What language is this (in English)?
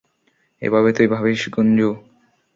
Bangla